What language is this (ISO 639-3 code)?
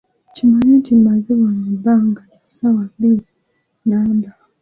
lug